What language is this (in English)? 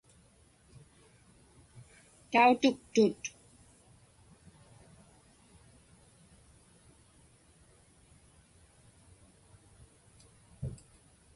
Inupiaq